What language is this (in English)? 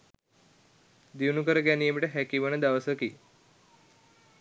Sinhala